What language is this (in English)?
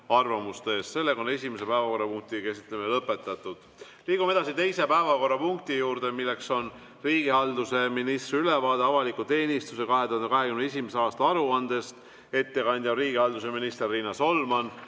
Estonian